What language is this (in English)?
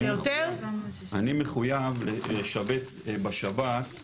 Hebrew